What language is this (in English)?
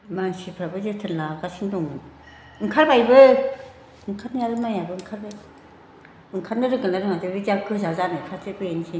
Bodo